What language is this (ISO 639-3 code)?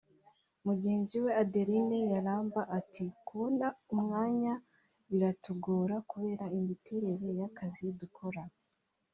kin